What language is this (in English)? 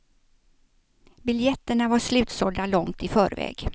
Swedish